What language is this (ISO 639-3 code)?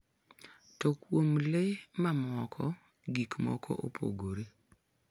luo